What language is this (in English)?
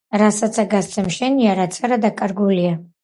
Georgian